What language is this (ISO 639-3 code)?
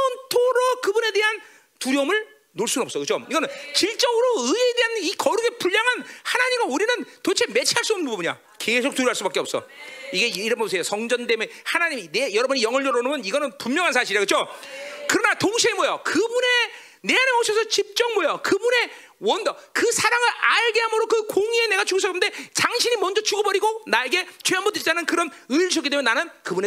kor